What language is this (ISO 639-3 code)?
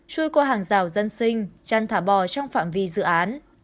vie